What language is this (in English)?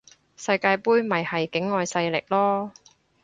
Cantonese